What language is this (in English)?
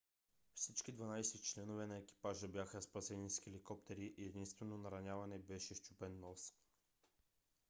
Bulgarian